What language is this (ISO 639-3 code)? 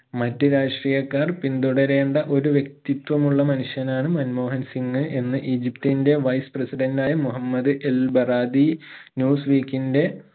mal